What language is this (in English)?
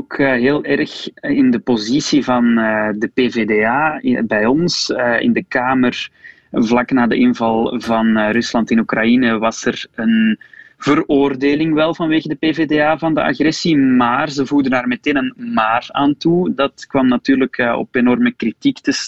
Dutch